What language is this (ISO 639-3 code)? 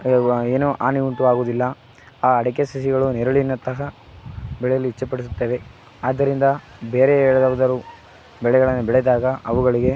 kan